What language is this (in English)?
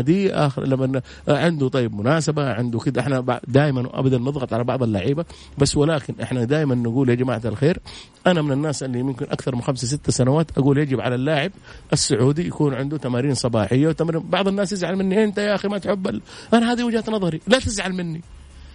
Arabic